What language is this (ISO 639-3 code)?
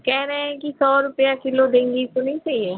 hin